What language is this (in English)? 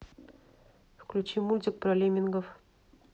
Russian